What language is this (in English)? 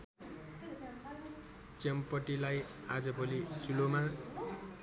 Nepali